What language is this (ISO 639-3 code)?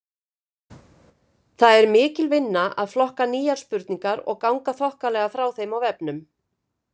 isl